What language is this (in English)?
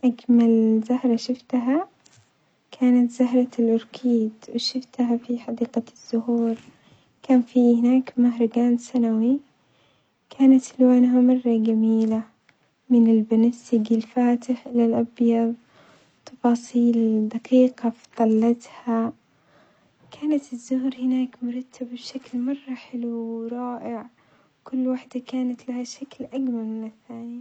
Omani Arabic